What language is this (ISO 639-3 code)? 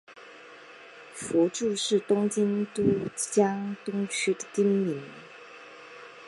zho